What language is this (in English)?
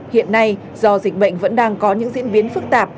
Vietnamese